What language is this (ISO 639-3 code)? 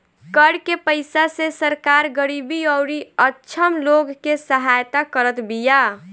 bho